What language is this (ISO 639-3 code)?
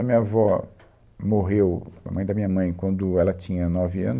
por